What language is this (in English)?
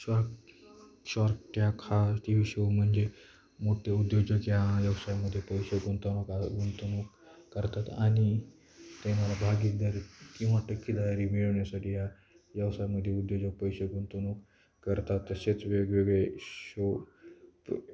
Marathi